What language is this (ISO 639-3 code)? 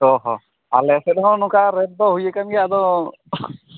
sat